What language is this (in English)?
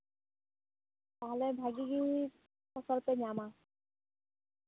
Santali